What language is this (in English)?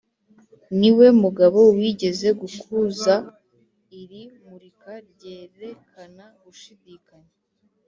Kinyarwanda